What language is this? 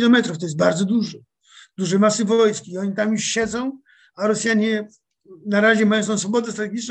Polish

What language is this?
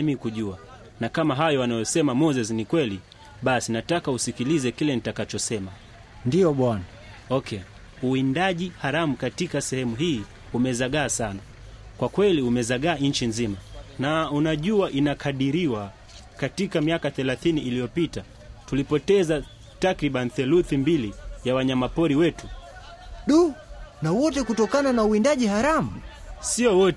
Swahili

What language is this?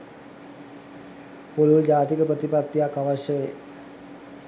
Sinhala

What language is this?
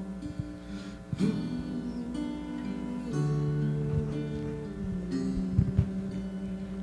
Spanish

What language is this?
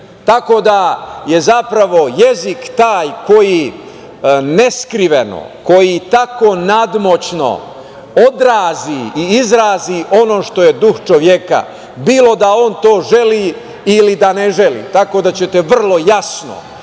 Serbian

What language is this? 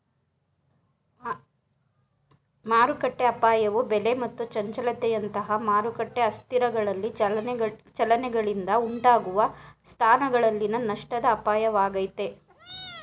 Kannada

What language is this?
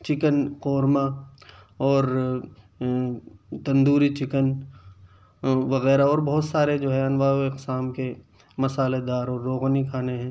Urdu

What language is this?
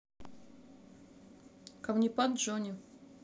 Russian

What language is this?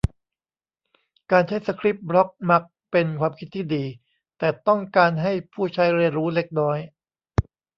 Thai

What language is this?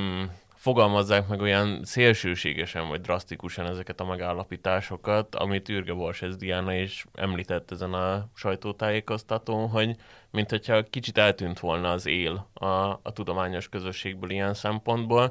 Hungarian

